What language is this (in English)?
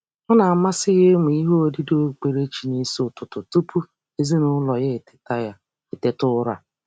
Igbo